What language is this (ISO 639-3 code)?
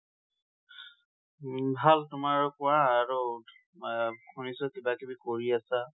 asm